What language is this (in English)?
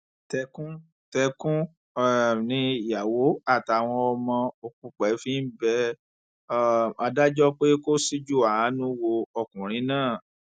Yoruba